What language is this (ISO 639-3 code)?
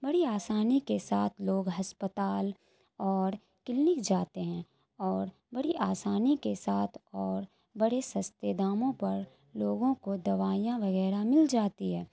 urd